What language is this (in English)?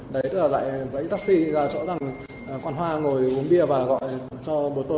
Vietnamese